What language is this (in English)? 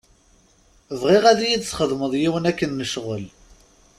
Kabyle